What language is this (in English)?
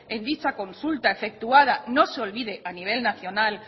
Spanish